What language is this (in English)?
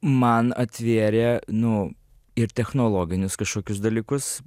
Lithuanian